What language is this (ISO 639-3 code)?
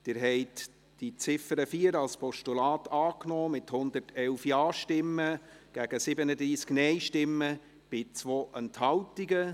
gsw